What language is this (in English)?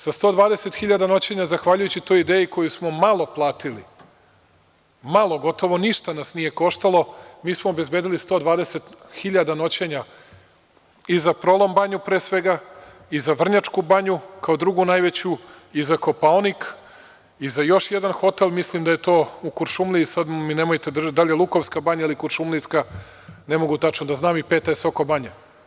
Serbian